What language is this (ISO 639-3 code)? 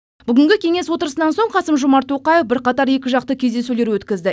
kaz